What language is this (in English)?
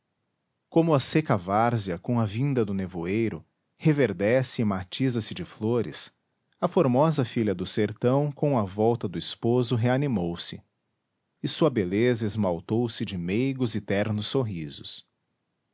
Portuguese